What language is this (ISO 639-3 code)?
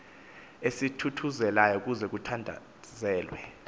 xho